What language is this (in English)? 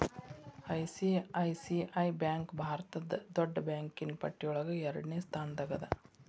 Kannada